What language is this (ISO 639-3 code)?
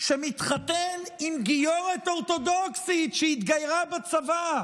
heb